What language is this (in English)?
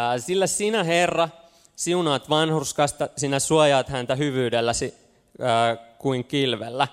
Finnish